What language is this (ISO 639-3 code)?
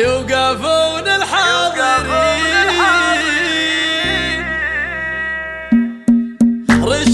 ara